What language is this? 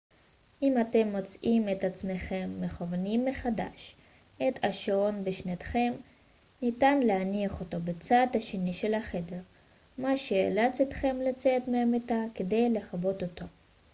Hebrew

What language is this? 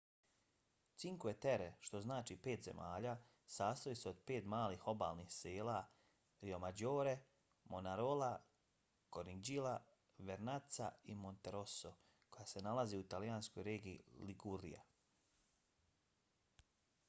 Bosnian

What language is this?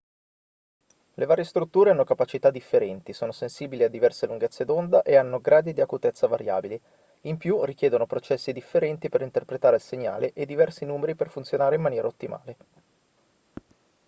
Italian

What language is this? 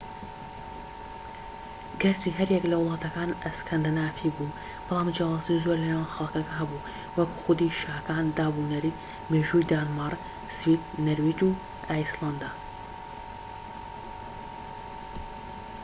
Central Kurdish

